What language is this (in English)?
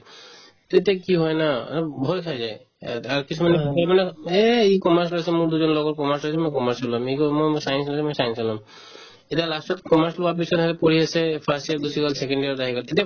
Assamese